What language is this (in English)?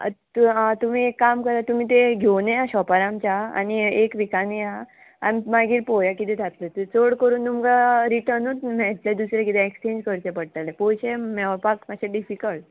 Konkani